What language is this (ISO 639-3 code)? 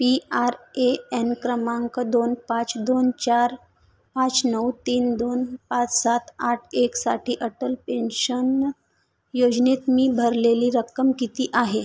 mar